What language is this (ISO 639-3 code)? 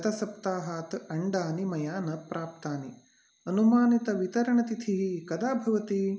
san